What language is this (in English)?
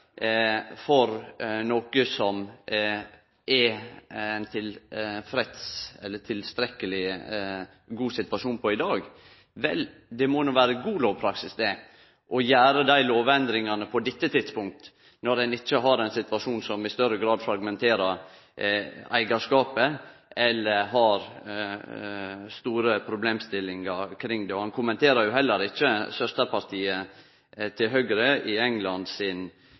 Norwegian Nynorsk